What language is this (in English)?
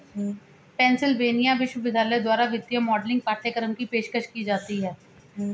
Hindi